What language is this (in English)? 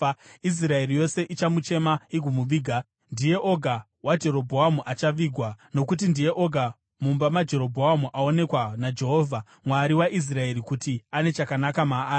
Shona